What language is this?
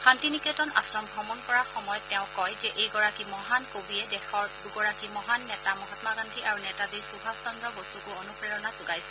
Assamese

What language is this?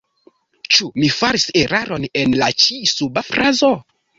Esperanto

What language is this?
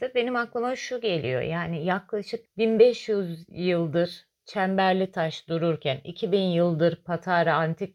Turkish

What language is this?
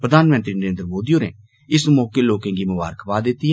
Dogri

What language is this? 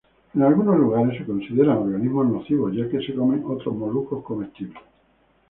Spanish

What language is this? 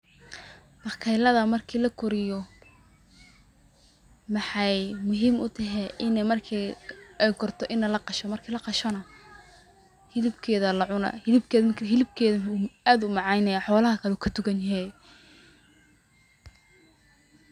Somali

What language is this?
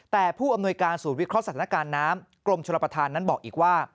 Thai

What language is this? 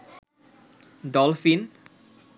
Bangla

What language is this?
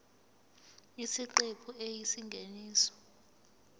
Zulu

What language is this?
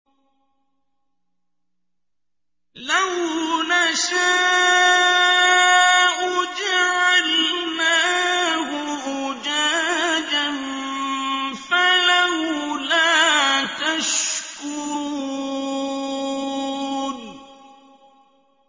Arabic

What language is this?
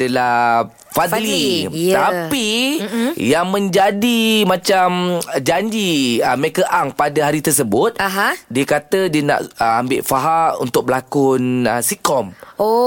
Malay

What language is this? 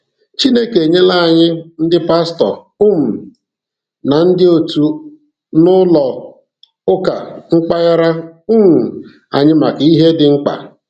Igbo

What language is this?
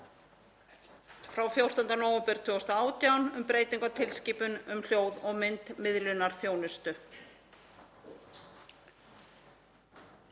Icelandic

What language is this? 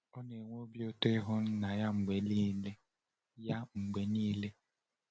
Igbo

